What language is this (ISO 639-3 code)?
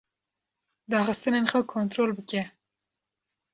kur